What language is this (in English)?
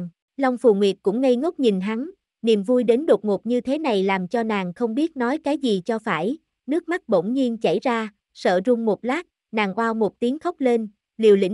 Vietnamese